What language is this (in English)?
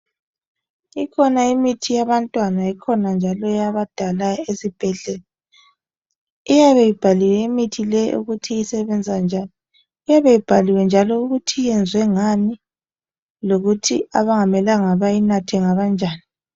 North Ndebele